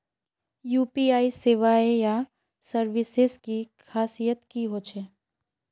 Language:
Magahi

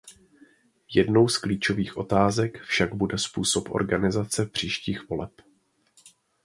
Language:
Czech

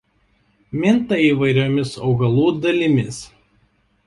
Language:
Lithuanian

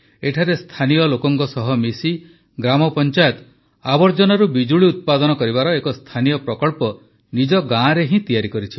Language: Odia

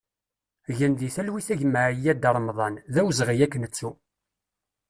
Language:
Kabyle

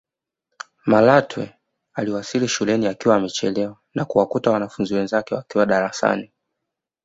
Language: Swahili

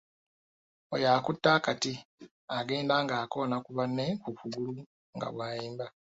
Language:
Ganda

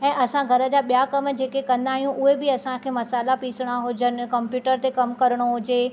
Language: Sindhi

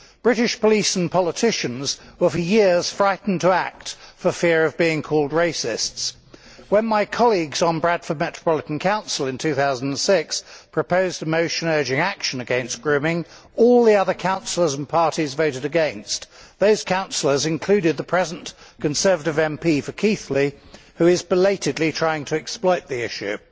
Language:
English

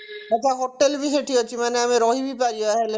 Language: Odia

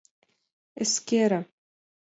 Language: Mari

